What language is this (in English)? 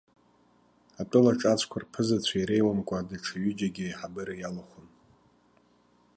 Abkhazian